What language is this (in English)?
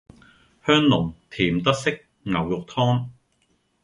Cantonese